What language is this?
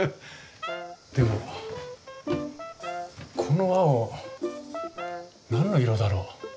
Japanese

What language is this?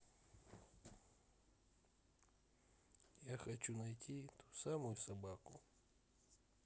Russian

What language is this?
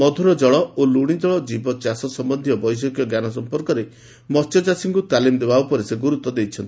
Odia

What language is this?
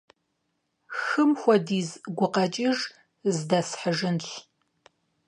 Kabardian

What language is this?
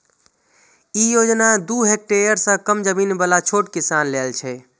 Maithili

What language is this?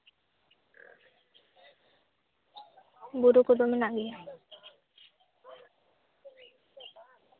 Santali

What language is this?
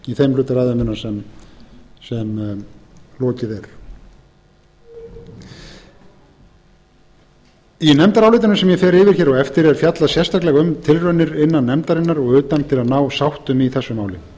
Icelandic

